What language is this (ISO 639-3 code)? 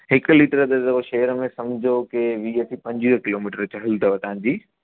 snd